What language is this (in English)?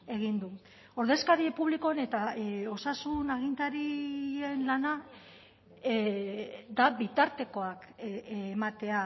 Basque